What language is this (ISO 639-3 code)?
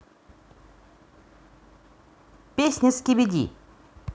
rus